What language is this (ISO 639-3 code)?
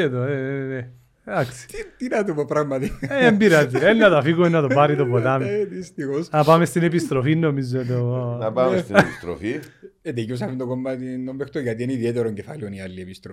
ell